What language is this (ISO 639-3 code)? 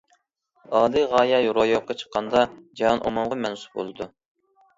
uig